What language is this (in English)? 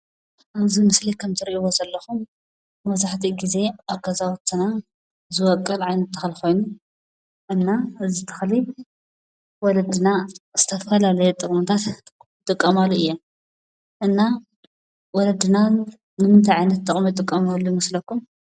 Tigrinya